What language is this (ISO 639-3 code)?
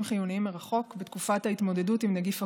heb